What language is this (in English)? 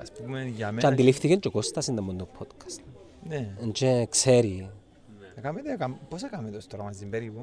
Greek